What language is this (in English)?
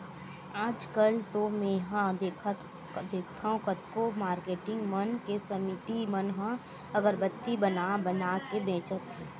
Chhattisgarhi